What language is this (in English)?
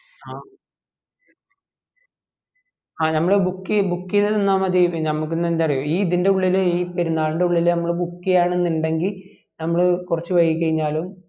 Malayalam